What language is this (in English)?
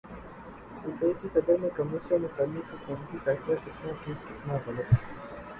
Urdu